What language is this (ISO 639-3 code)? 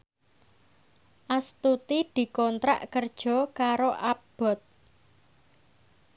jav